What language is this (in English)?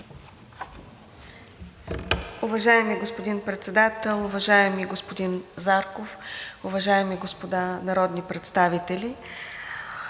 Bulgarian